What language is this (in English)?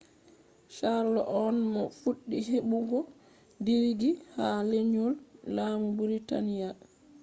Fula